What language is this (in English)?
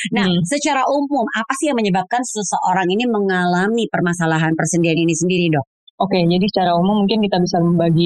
Indonesian